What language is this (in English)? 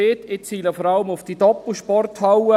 Swiss German